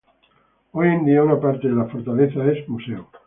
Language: Spanish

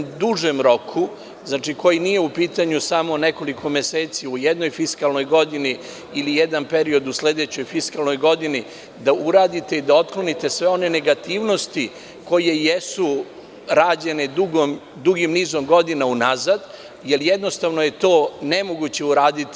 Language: Serbian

